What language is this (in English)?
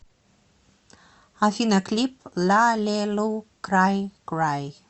Russian